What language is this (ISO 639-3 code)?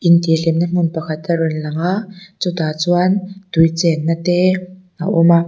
lus